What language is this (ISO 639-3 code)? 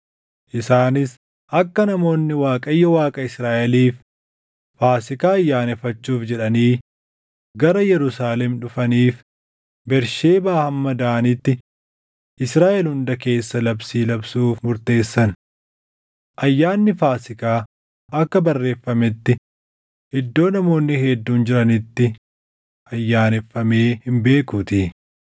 orm